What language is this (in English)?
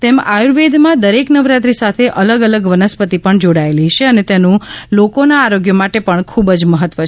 Gujarati